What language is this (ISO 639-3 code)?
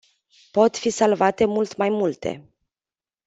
ron